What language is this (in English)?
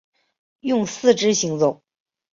Chinese